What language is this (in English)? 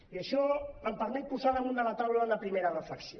Catalan